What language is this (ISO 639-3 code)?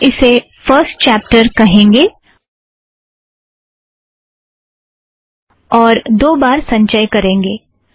hin